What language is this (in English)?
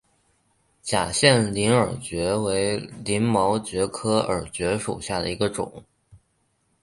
Chinese